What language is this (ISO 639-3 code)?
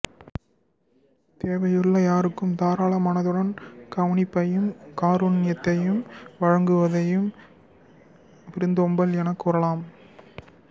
tam